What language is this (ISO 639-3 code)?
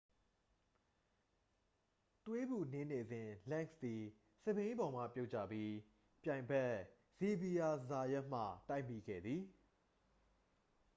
mya